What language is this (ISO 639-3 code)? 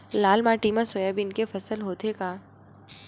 hne